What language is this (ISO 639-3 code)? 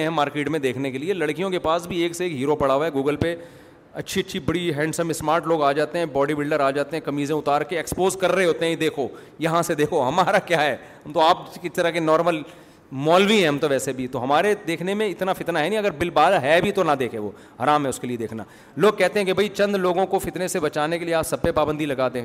urd